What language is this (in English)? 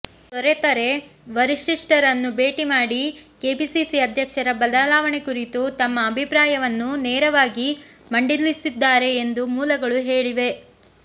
Kannada